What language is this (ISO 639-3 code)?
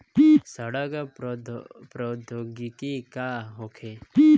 bho